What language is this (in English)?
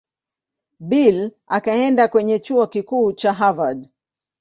Swahili